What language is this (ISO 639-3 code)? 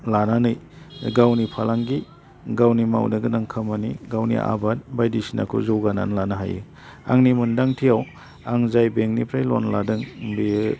brx